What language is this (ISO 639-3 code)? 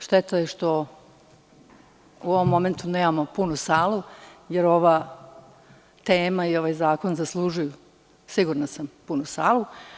srp